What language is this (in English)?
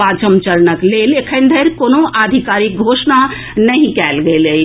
Maithili